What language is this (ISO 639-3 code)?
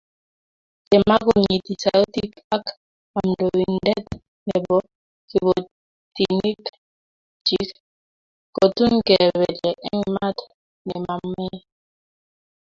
kln